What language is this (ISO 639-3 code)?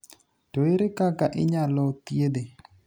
luo